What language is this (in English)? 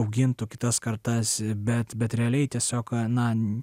Lithuanian